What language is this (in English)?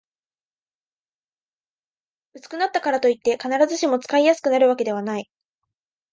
Japanese